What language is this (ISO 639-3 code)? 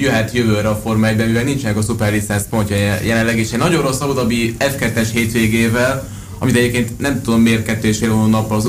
hun